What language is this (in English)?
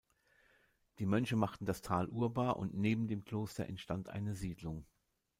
German